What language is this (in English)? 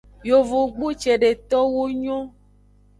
Aja (Benin)